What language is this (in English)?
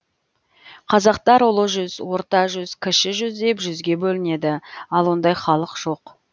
Kazakh